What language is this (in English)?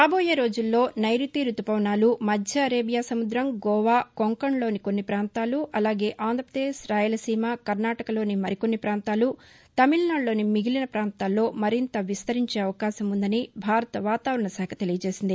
Telugu